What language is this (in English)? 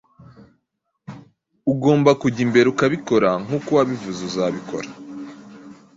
Kinyarwanda